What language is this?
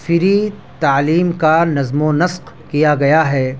Urdu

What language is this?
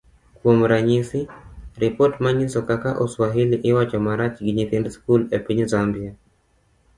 Luo (Kenya and Tanzania)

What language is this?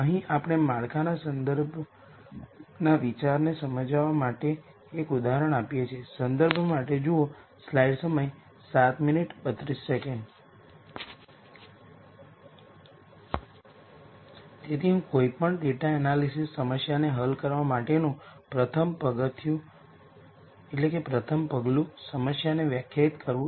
Gujarati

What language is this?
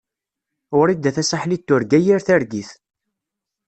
Kabyle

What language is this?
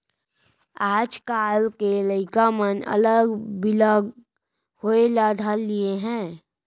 Chhattisgarhi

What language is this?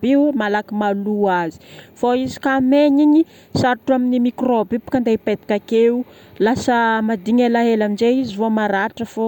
Northern Betsimisaraka Malagasy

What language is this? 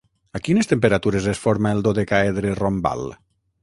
Catalan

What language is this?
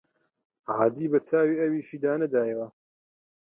Central Kurdish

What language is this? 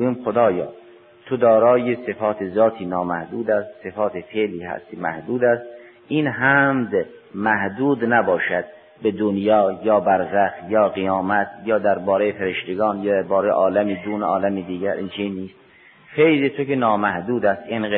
Persian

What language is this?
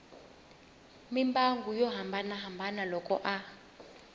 Tsonga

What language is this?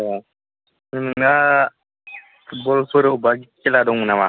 Bodo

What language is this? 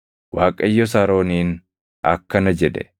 Oromo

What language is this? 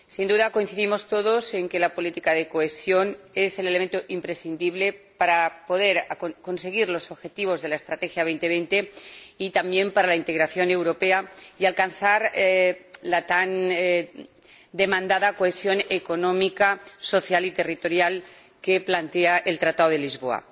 Spanish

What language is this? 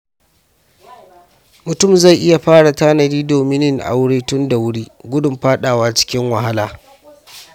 Hausa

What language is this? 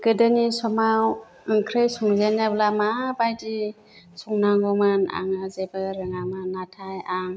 Bodo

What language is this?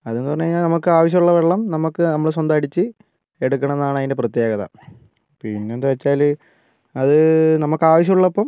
Malayalam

